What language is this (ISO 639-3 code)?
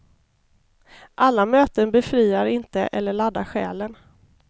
swe